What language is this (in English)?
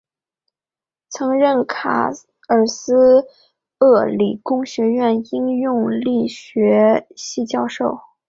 Chinese